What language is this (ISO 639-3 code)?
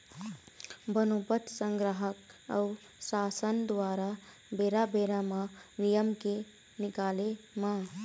hne